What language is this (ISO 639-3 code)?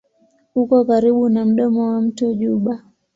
swa